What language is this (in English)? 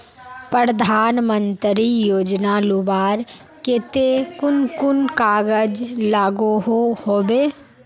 Magahi